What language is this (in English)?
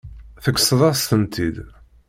Kabyle